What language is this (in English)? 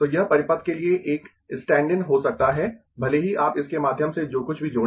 Hindi